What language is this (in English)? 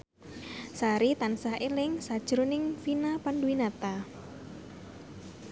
Javanese